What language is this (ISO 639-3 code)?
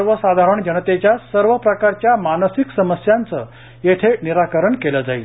mar